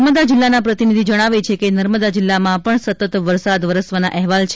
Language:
Gujarati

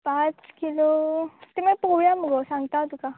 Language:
Konkani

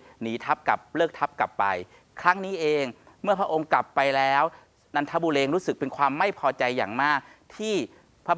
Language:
Thai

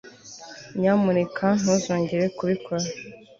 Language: Kinyarwanda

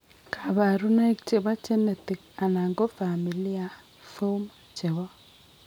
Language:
Kalenjin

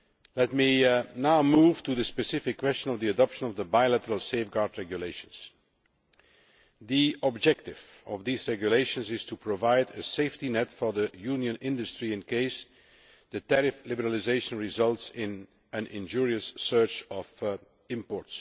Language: English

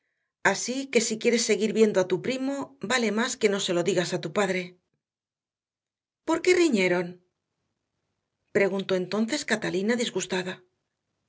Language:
Spanish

